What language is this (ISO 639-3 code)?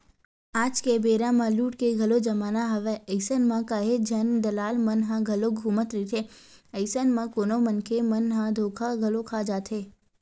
hne